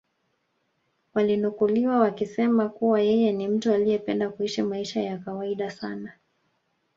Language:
Swahili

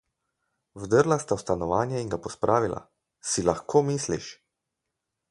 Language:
Slovenian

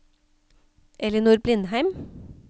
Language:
Norwegian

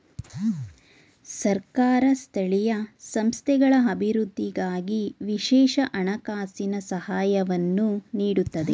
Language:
Kannada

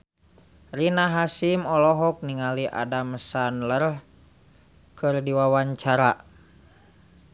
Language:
Sundanese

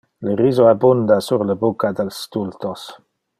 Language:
Interlingua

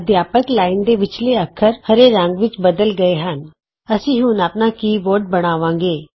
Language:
Punjabi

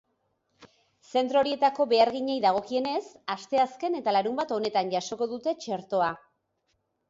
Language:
Basque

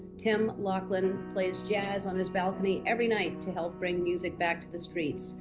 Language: English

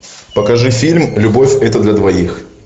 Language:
Russian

